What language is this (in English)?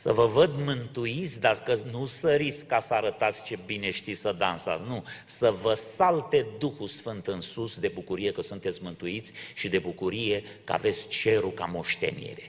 Romanian